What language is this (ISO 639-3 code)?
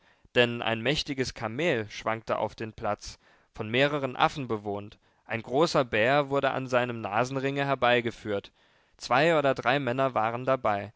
deu